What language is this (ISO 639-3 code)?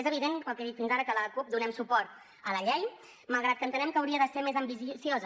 cat